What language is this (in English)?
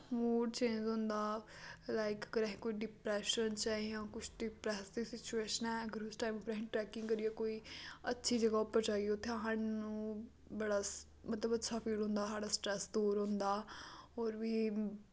Dogri